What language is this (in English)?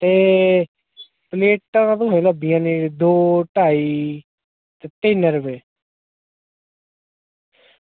Dogri